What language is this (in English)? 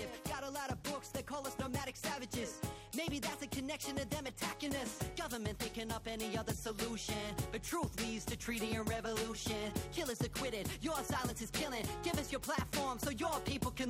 Greek